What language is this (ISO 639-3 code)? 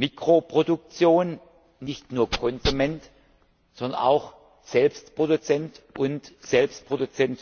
deu